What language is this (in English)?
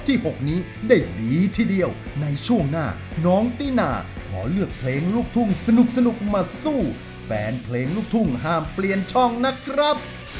Thai